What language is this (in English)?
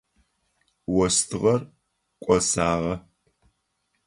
Adyghe